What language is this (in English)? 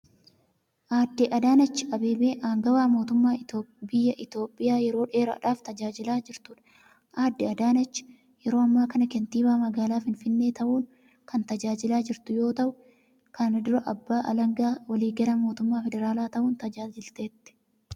Oromo